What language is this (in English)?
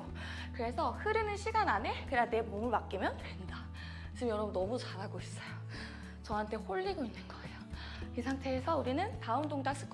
Korean